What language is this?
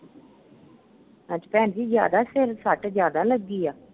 Punjabi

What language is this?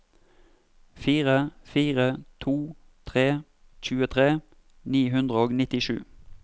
Norwegian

